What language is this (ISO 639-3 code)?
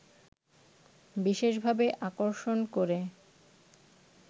ben